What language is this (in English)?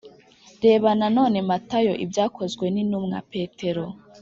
Kinyarwanda